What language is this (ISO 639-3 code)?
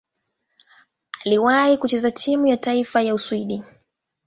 swa